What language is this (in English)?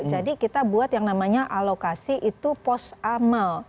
Indonesian